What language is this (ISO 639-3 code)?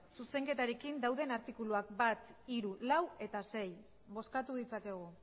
eus